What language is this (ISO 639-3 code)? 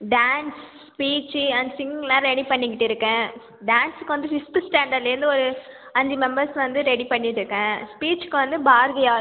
tam